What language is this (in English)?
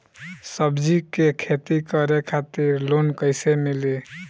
Bhojpuri